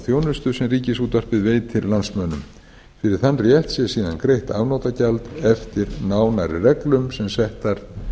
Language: Icelandic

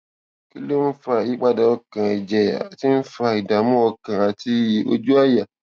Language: Yoruba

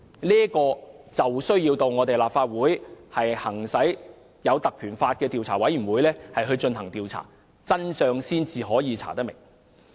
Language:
Cantonese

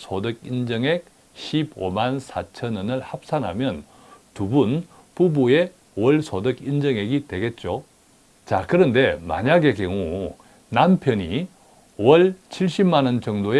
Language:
Korean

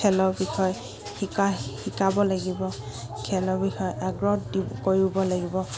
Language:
Assamese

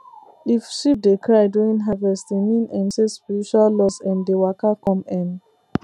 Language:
Nigerian Pidgin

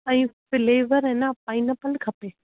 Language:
Sindhi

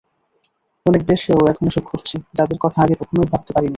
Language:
Bangla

